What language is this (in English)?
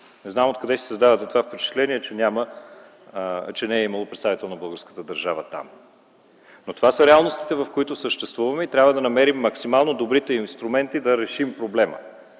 Bulgarian